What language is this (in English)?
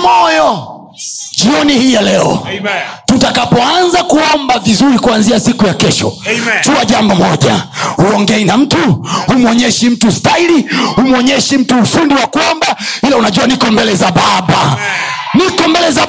Swahili